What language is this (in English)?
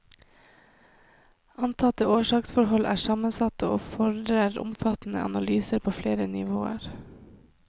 Norwegian